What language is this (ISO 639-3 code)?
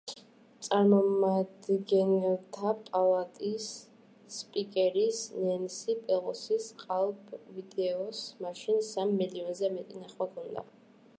kat